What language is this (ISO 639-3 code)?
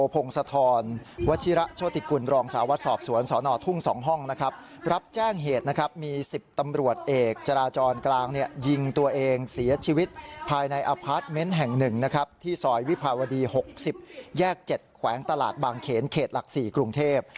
tha